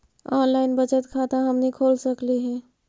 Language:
Magahi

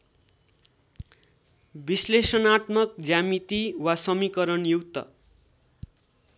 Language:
Nepali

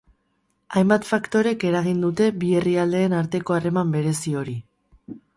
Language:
Basque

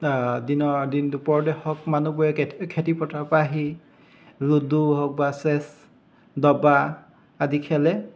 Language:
Assamese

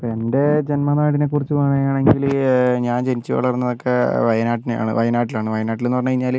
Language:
Malayalam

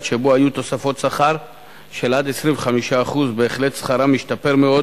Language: Hebrew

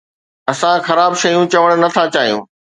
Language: Sindhi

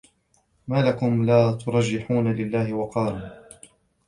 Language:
Arabic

